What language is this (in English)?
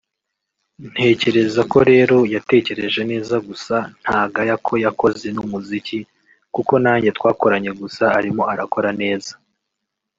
Kinyarwanda